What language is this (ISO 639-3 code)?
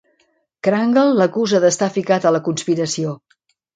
cat